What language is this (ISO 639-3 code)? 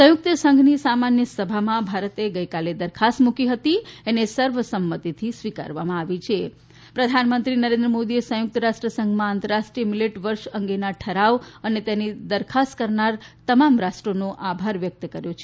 guj